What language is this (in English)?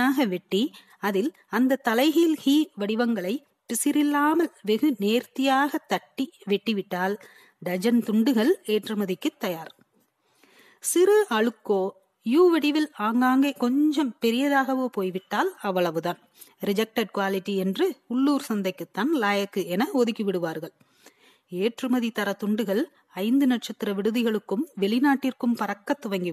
Tamil